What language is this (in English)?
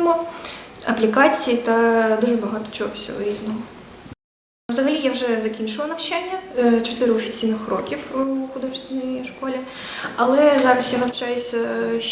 Ukrainian